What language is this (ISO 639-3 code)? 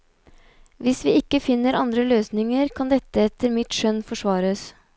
nor